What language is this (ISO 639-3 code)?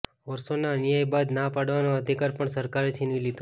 guj